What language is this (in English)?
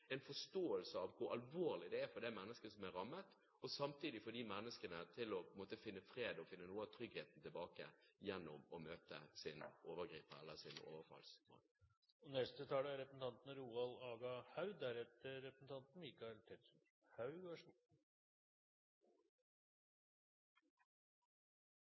Norwegian